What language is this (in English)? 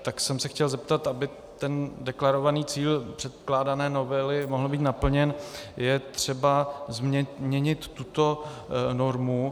Czech